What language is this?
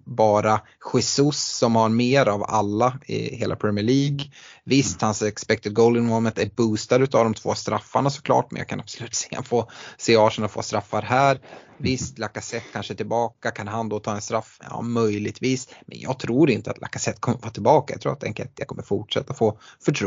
Swedish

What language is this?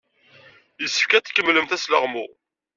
Kabyle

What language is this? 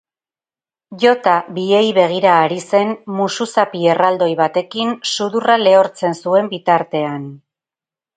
Basque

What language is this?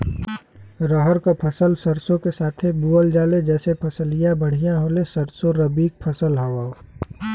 Bhojpuri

